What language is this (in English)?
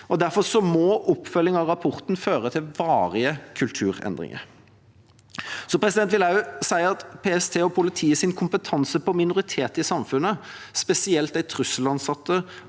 Norwegian